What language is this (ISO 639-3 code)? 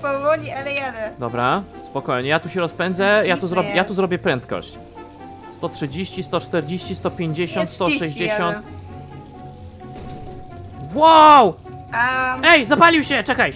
pol